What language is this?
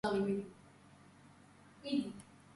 Georgian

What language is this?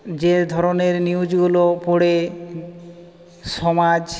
Bangla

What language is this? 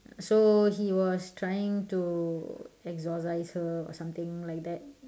English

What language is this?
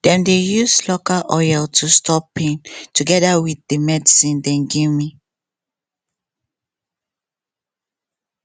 Nigerian Pidgin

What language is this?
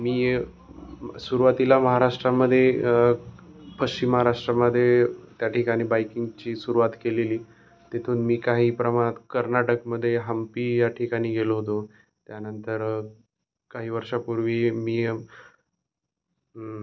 Marathi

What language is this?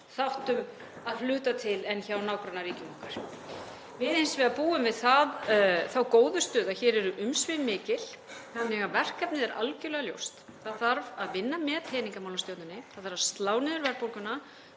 Icelandic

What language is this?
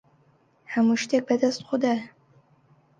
Central Kurdish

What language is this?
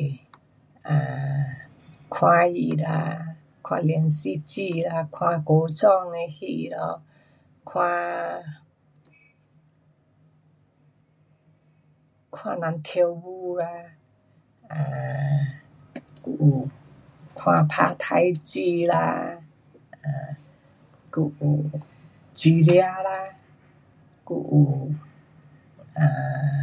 Pu-Xian Chinese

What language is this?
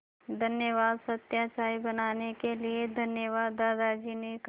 Hindi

